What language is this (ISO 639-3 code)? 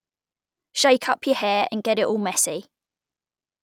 eng